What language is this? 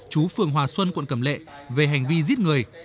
Vietnamese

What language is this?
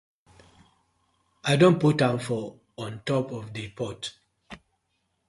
Nigerian Pidgin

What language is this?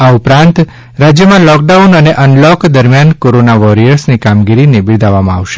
Gujarati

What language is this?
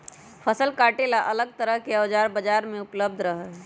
Magahi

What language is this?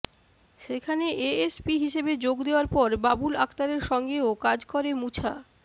Bangla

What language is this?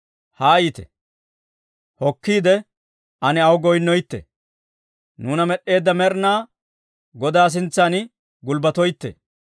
Dawro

